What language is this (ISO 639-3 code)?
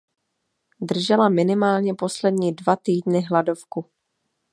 ces